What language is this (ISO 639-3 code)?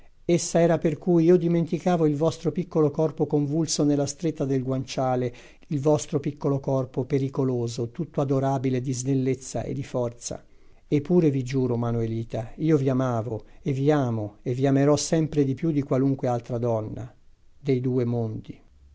ita